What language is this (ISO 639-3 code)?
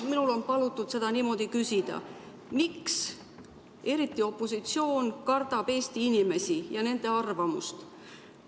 est